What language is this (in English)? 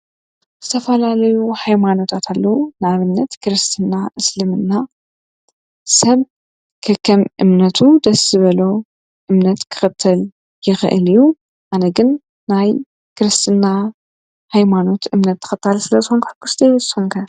Tigrinya